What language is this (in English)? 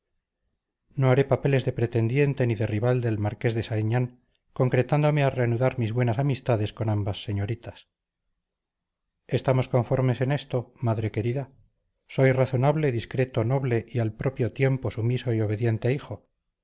Spanish